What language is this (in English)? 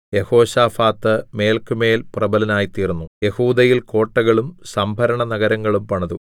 Malayalam